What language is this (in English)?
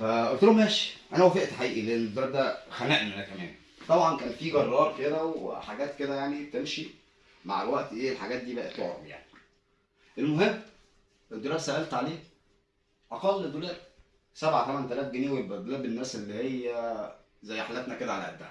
Arabic